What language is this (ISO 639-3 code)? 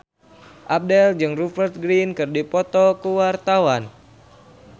sun